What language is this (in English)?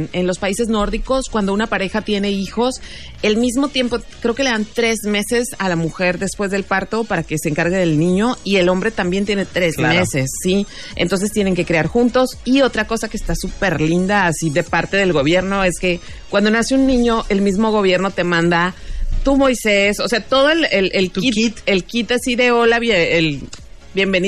Spanish